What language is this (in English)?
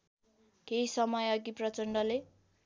Nepali